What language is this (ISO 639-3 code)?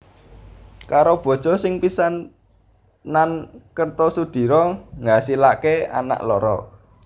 jav